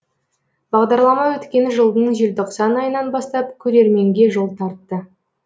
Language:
Kazakh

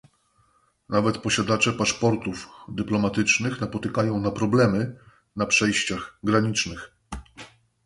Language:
Polish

